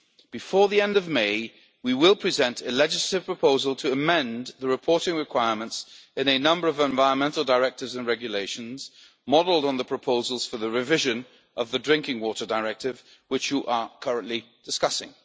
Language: English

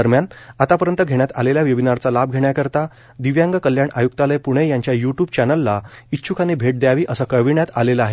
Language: Marathi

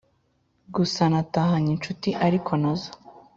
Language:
Kinyarwanda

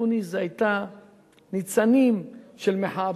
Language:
Hebrew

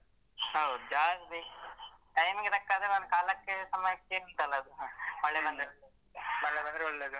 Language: Kannada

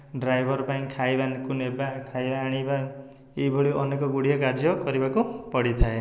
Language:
Odia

